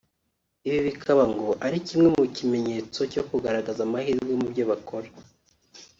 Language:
Kinyarwanda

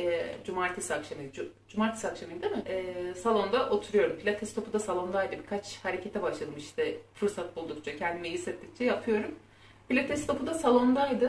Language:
Turkish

